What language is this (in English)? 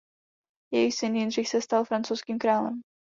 Czech